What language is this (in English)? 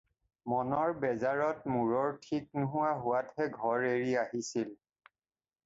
Assamese